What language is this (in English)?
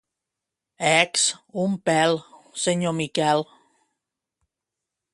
Catalan